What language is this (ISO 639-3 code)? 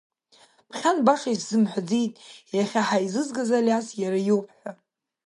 abk